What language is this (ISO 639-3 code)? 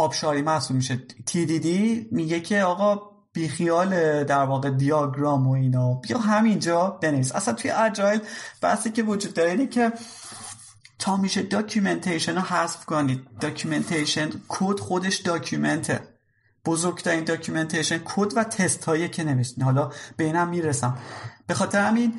fas